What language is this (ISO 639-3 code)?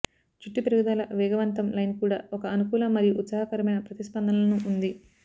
tel